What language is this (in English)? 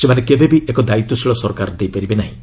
Odia